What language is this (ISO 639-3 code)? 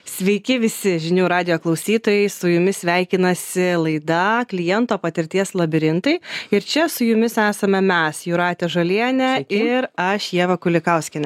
lit